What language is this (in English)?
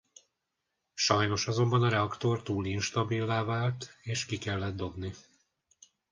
Hungarian